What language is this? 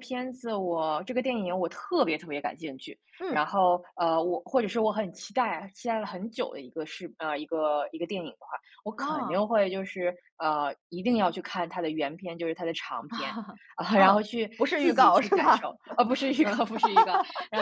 Chinese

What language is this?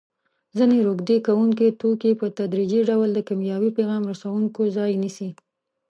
Pashto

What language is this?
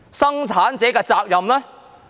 Cantonese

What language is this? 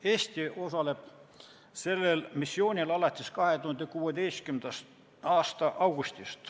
Estonian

